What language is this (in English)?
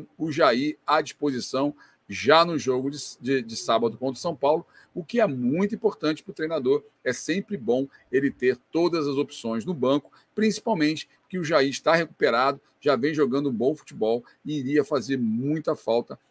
Portuguese